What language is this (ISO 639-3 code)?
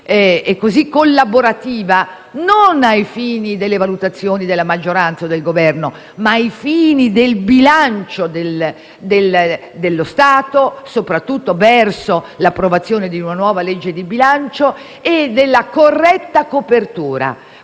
ita